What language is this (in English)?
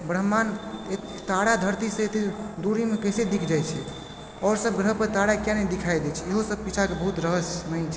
Maithili